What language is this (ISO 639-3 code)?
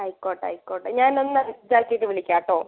mal